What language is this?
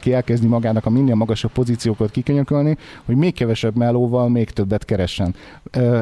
Hungarian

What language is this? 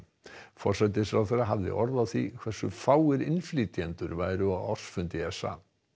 Icelandic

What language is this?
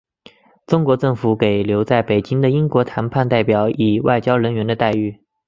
Chinese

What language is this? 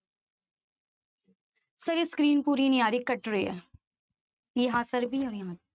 Punjabi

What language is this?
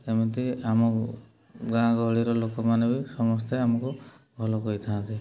Odia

